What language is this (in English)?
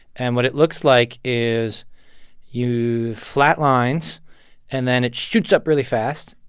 English